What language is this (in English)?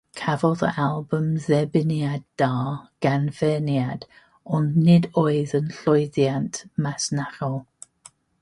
Welsh